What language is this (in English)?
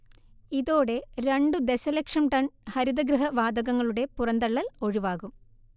Malayalam